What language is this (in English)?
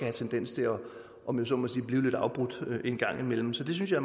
Danish